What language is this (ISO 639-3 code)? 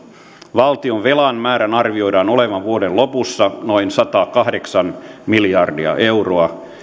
fin